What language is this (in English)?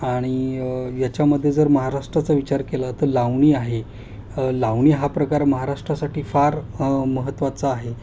Marathi